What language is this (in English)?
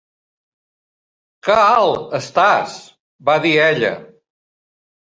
Catalan